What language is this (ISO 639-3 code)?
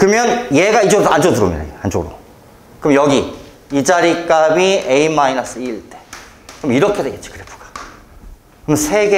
kor